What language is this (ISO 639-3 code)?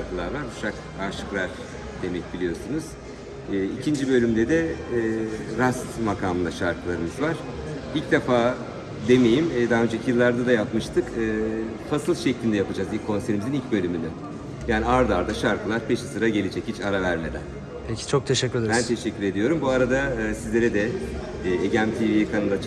tur